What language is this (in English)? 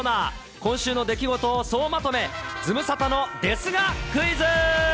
Japanese